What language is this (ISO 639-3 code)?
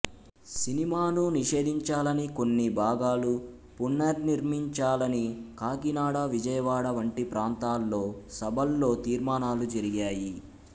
tel